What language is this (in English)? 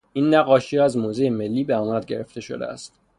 Persian